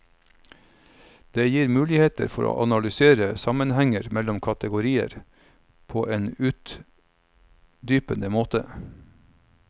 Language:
Norwegian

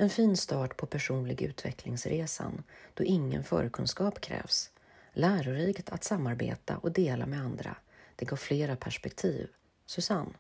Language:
Swedish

